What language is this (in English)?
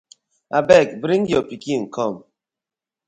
Nigerian Pidgin